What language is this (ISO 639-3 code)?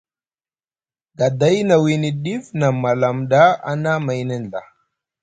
mug